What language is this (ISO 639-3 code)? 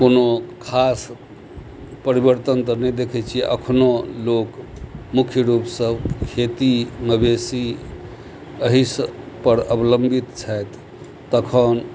mai